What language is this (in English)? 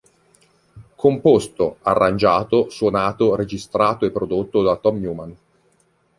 Italian